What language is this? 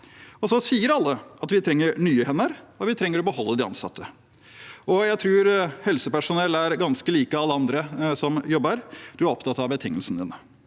Norwegian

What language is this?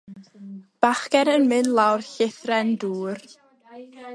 Welsh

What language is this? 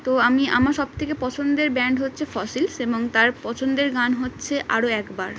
Bangla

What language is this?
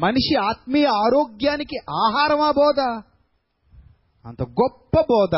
Telugu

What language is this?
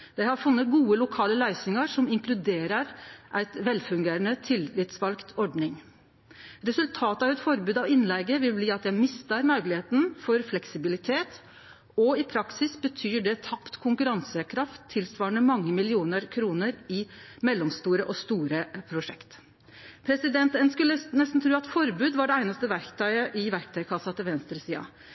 Norwegian Nynorsk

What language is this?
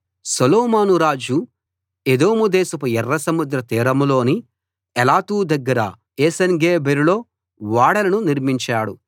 Telugu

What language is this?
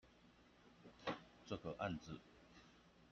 Chinese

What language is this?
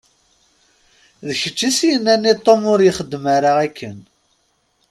Kabyle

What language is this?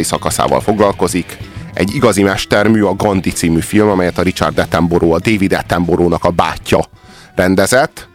Hungarian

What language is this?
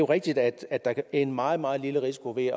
Danish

